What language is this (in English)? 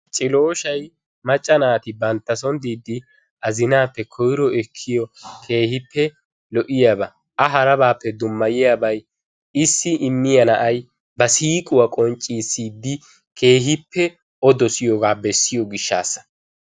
Wolaytta